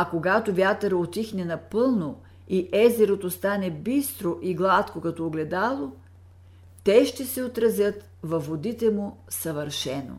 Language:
Bulgarian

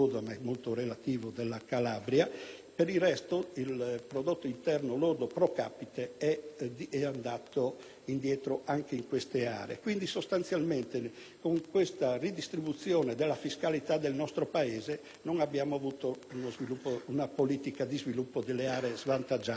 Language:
Italian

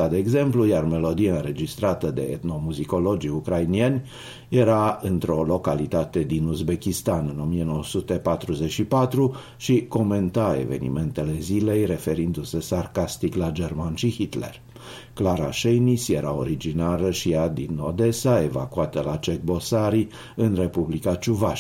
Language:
Romanian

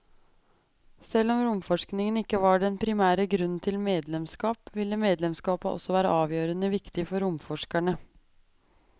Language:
Norwegian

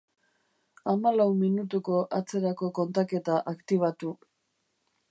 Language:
Basque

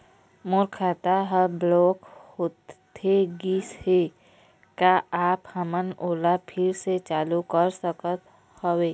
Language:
Chhattisgarhi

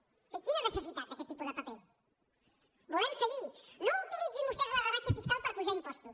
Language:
Catalan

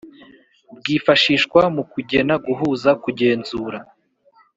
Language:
Kinyarwanda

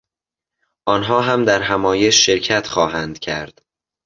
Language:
Persian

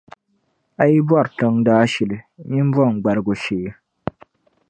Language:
Dagbani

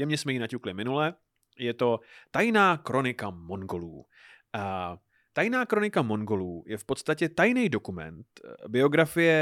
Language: Czech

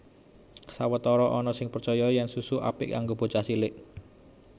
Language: Javanese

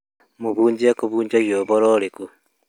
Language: Kikuyu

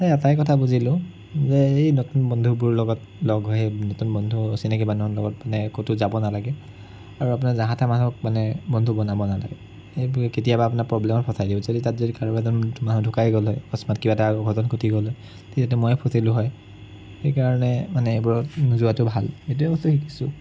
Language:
Assamese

